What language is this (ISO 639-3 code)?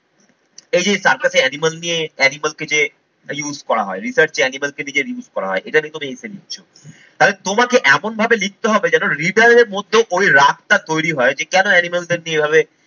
ben